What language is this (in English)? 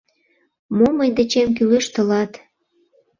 Mari